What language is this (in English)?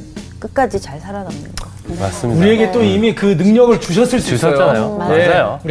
Korean